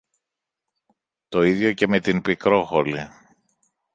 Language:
Greek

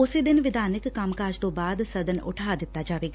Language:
Punjabi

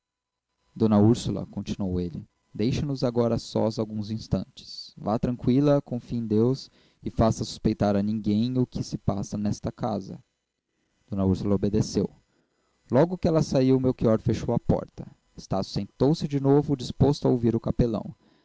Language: Portuguese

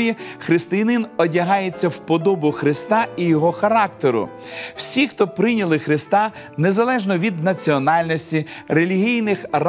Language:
Ukrainian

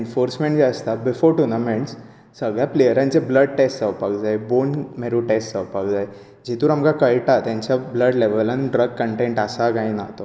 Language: Konkani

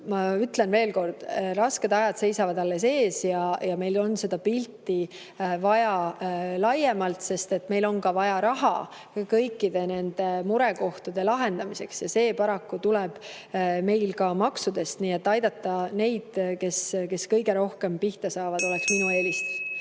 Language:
Estonian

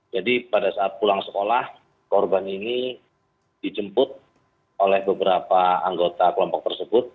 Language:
Indonesian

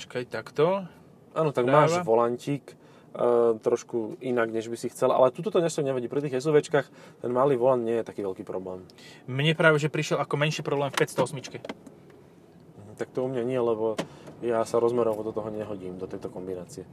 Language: Slovak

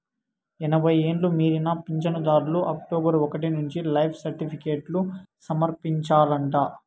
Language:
Telugu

